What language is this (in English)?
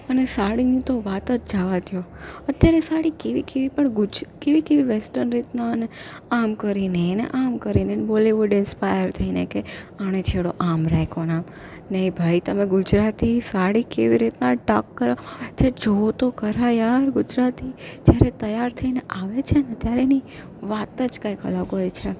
Gujarati